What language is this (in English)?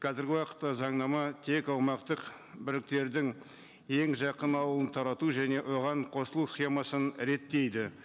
Kazakh